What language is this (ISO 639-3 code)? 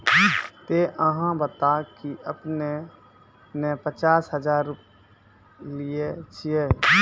mai